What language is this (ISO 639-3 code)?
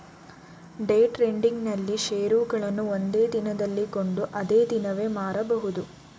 kan